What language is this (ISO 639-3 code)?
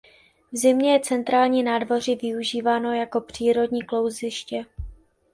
ces